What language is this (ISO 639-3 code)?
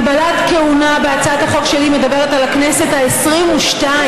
heb